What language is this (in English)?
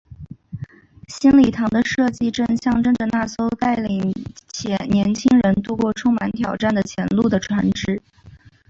Chinese